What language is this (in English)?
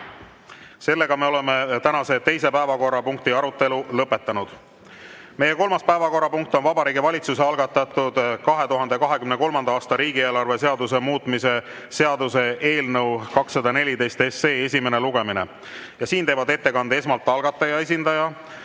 Estonian